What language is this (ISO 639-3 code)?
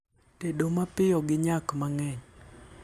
luo